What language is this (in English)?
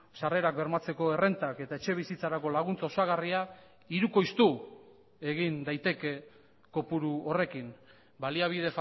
Basque